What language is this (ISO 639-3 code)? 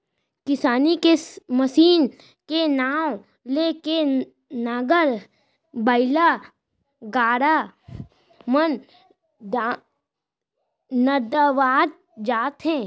hne